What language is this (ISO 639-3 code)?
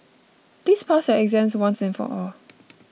eng